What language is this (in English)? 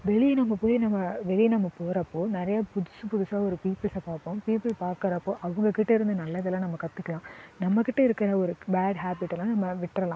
Tamil